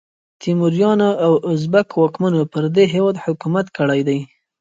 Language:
Pashto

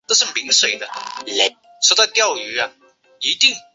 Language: Chinese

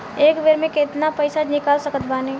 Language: Bhojpuri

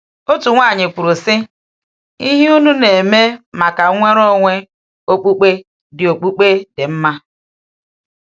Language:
Igbo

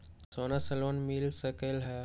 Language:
Magahi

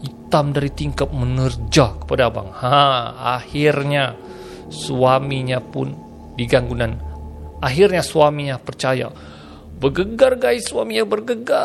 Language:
Malay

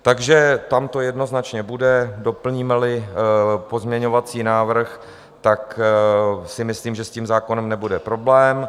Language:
Czech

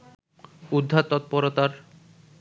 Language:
Bangla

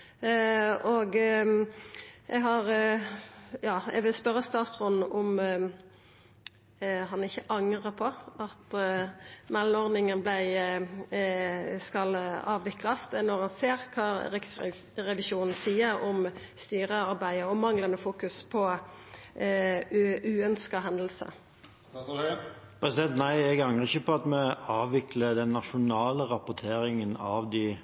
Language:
Norwegian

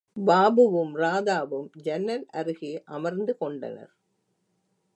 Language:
Tamil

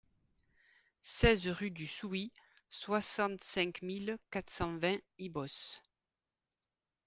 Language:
French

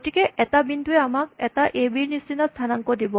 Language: Assamese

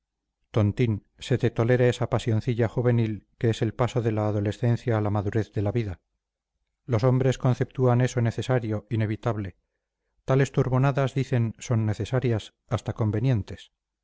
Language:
Spanish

